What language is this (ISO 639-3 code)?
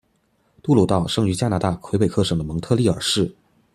zho